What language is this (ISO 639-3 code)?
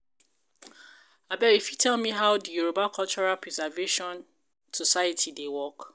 pcm